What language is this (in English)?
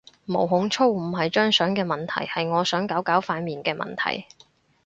Cantonese